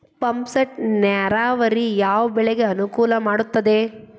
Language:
Kannada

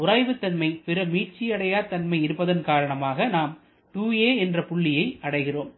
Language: Tamil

